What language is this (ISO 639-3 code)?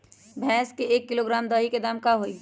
mag